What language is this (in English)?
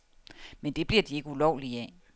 Danish